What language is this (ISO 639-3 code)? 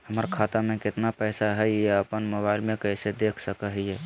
mag